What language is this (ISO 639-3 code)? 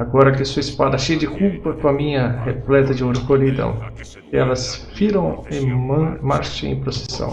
por